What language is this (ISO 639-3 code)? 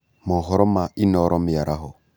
kik